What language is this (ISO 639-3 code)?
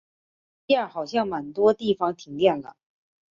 zho